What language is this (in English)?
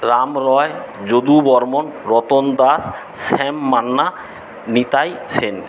Bangla